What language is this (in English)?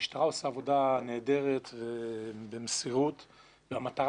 Hebrew